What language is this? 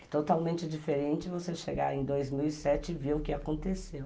Portuguese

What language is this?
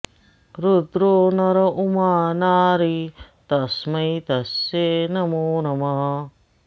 Sanskrit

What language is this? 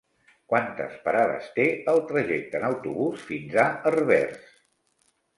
Catalan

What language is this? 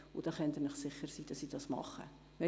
Swiss German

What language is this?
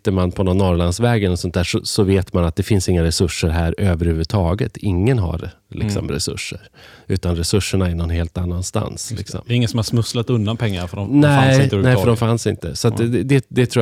Swedish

